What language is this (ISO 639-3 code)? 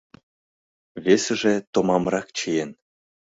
chm